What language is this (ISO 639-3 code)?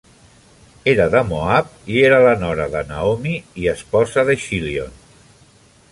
cat